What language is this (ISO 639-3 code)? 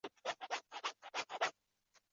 zho